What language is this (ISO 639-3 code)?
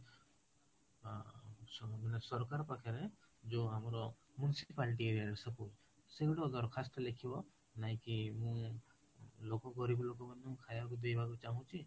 ori